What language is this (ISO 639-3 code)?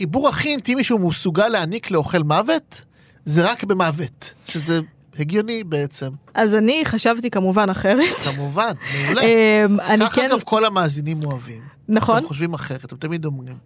heb